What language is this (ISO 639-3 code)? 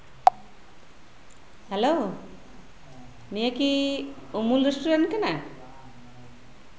sat